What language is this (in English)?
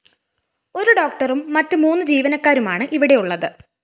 Malayalam